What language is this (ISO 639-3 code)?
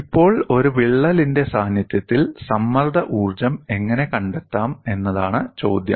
mal